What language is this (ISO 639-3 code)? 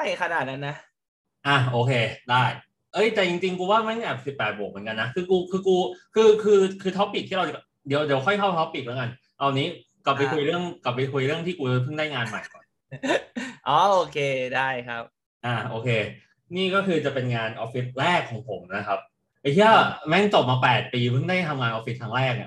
tha